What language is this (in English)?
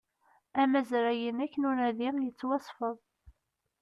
Kabyle